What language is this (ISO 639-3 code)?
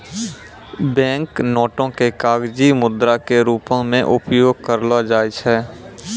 mai